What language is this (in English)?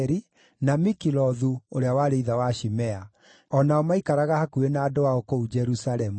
Kikuyu